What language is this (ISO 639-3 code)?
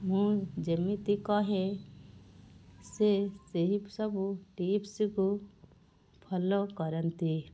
ori